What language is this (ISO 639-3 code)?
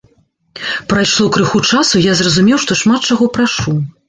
bel